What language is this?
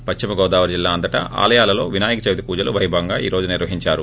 Telugu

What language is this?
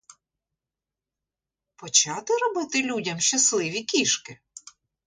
Ukrainian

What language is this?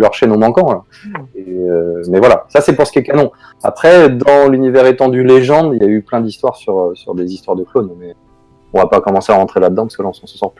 French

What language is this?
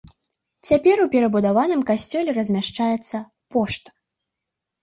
Belarusian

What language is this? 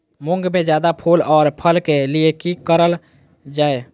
Magahi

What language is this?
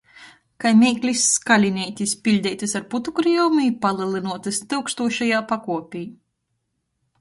Latgalian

